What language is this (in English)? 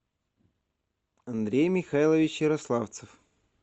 Russian